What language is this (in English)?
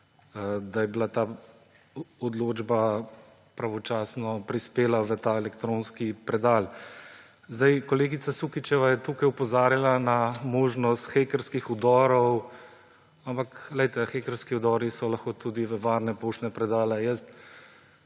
Slovenian